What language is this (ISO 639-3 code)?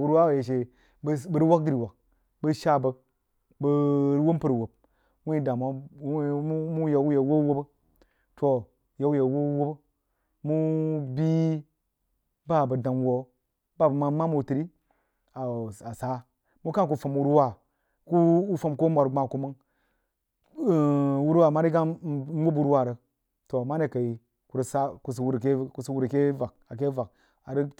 juo